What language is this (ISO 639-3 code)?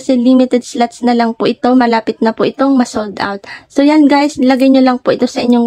fil